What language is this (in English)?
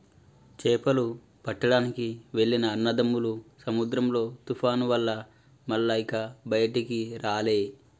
Telugu